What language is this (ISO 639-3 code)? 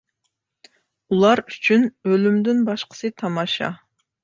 uig